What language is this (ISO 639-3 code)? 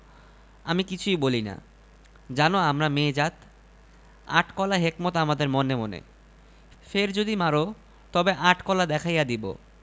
ben